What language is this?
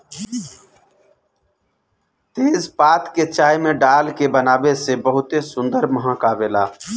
Bhojpuri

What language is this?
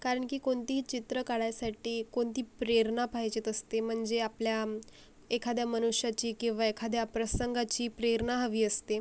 Marathi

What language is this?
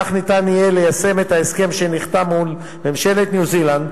Hebrew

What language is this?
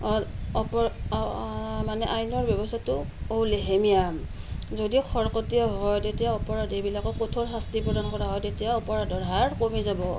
Assamese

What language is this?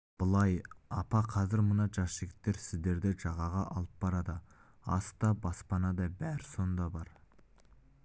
Kazakh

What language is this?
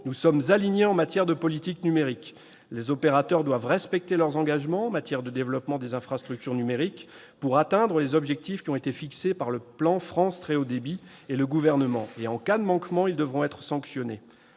French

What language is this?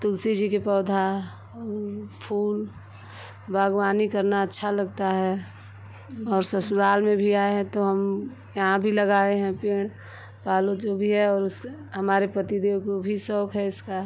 Hindi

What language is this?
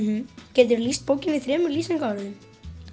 Icelandic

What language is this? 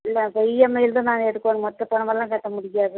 Tamil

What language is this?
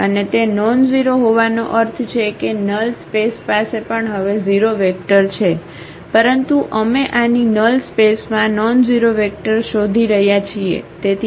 Gujarati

